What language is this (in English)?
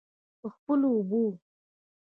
Pashto